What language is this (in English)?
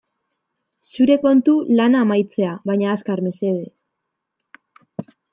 Basque